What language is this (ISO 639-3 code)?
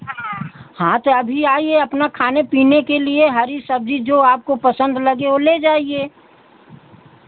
hin